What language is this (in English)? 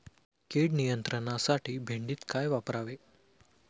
Marathi